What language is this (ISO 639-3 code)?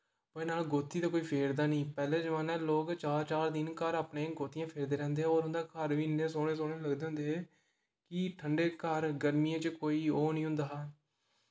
doi